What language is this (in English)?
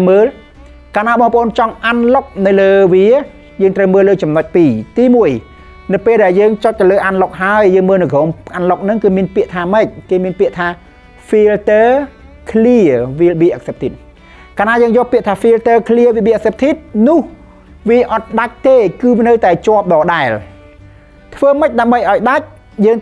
Thai